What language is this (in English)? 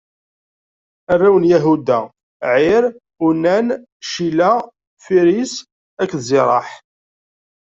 Kabyle